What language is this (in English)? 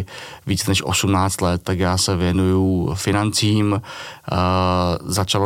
Czech